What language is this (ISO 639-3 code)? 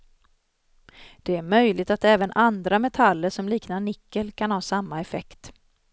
swe